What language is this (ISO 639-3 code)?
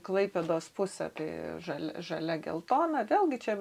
lit